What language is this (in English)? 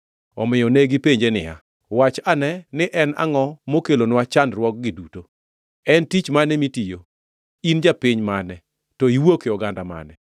Luo (Kenya and Tanzania)